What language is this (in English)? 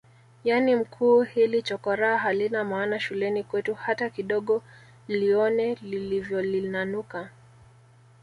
Swahili